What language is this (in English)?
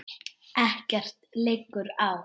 Icelandic